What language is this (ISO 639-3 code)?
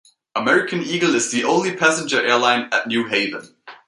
eng